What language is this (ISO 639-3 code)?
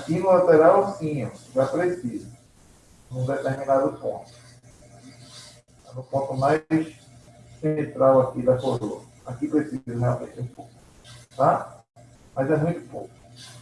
por